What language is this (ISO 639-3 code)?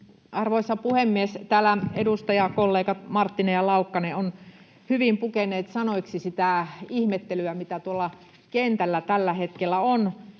fin